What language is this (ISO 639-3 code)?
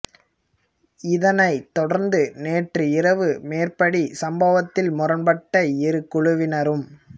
tam